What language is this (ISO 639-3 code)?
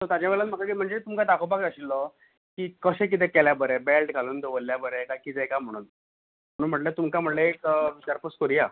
kok